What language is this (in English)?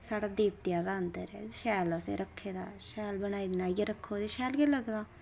Dogri